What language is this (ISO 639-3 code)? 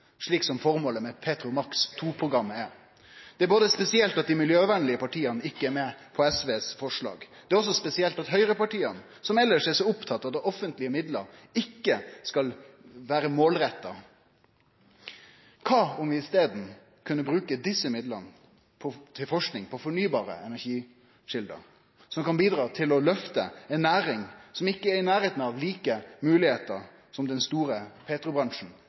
nno